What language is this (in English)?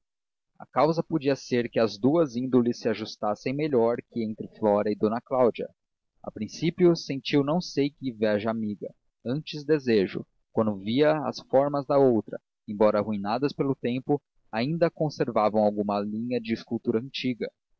Portuguese